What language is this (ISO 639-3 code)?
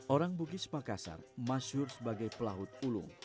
ind